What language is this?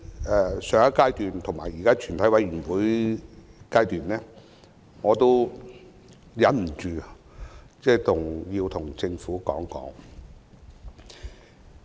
Cantonese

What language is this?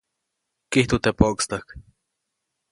Copainalá Zoque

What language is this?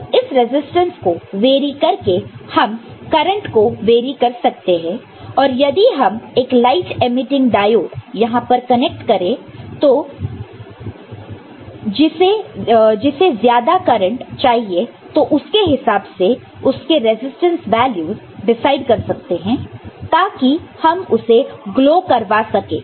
Hindi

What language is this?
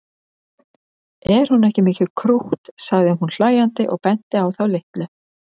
Icelandic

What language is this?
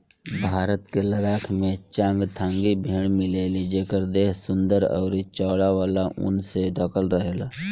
Bhojpuri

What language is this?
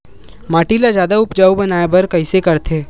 Chhattisgarhi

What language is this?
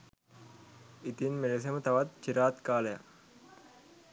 Sinhala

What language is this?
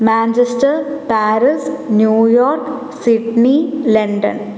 Malayalam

